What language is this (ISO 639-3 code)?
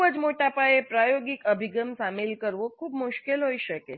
guj